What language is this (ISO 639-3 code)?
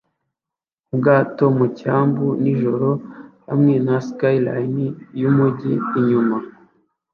kin